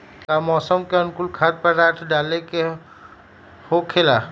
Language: Magahi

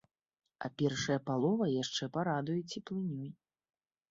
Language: Belarusian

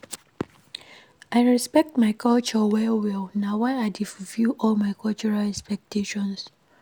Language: Nigerian Pidgin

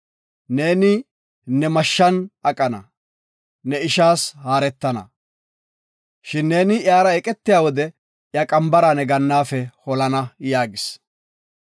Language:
Gofa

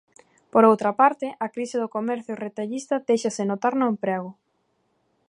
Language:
Galician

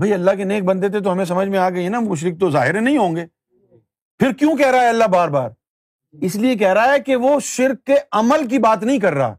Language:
Urdu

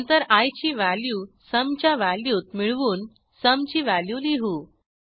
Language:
Marathi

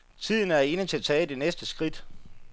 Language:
Danish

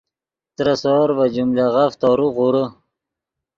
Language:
Yidgha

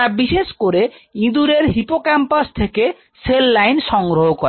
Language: Bangla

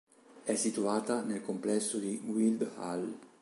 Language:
Italian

